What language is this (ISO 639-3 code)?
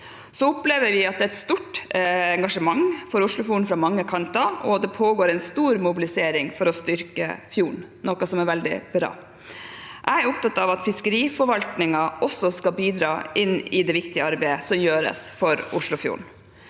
nor